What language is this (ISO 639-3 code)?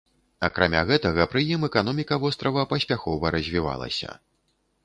bel